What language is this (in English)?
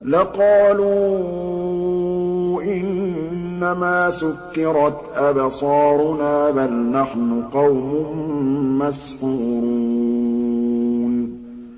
Arabic